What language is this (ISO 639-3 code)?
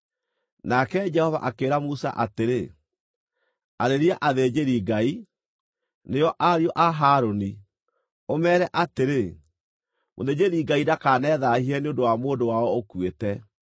kik